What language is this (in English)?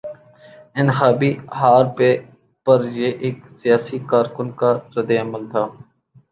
Urdu